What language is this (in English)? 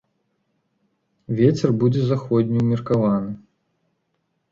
Belarusian